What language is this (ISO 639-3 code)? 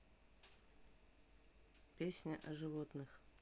rus